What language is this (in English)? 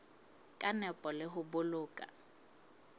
Southern Sotho